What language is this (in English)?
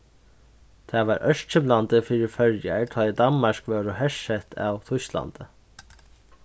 Faroese